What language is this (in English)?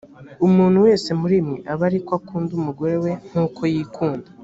Kinyarwanda